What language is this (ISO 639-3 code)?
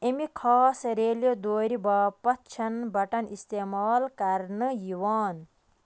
kas